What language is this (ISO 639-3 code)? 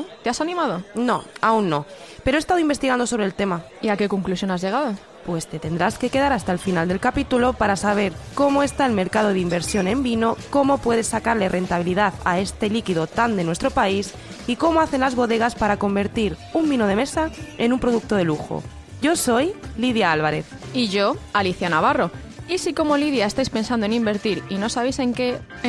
spa